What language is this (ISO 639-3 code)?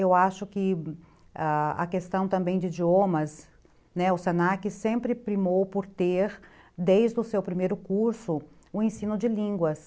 por